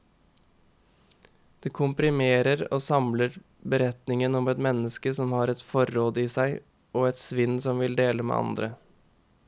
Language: Norwegian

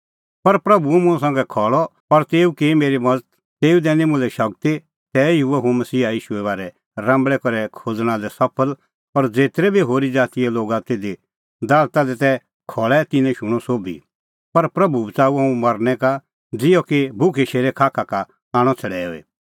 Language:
Kullu Pahari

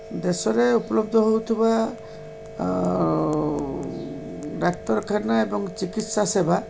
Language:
Odia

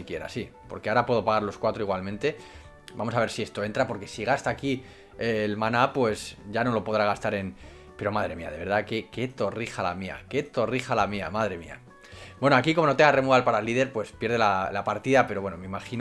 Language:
Spanish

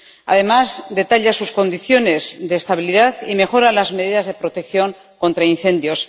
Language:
Spanish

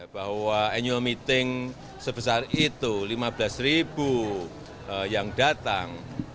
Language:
Indonesian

